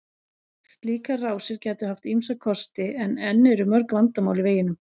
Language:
Icelandic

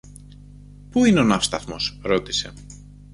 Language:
Greek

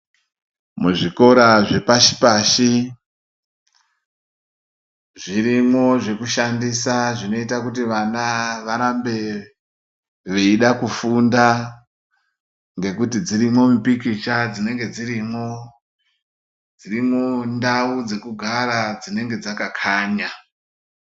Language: Ndau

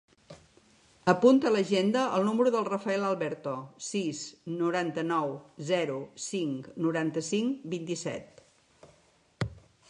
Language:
Catalan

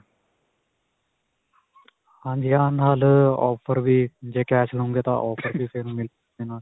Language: Punjabi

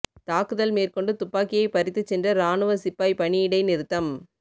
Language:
Tamil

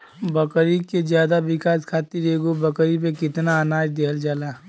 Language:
Bhojpuri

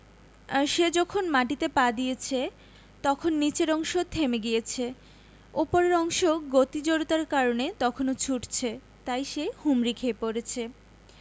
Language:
Bangla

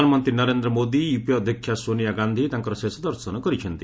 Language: Odia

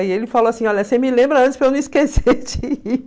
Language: Portuguese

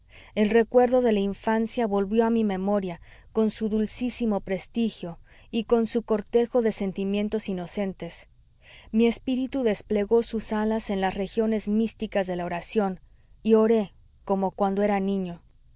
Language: Spanish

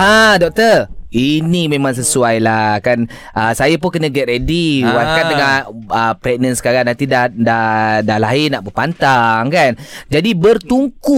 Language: Malay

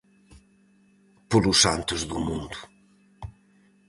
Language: Galician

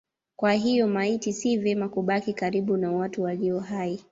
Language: Swahili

